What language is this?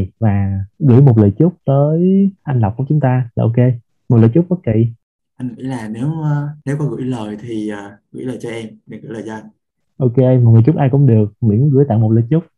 Vietnamese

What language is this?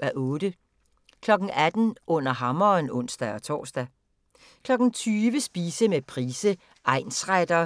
Danish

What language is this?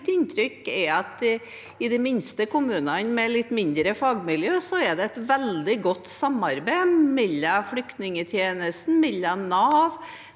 Norwegian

